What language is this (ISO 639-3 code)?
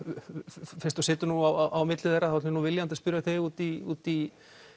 isl